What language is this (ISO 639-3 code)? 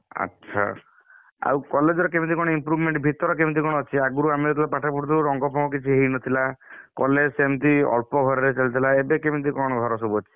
ori